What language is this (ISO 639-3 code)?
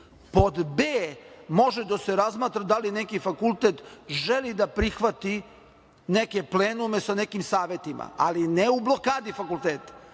srp